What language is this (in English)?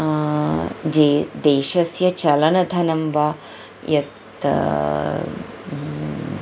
Sanskrit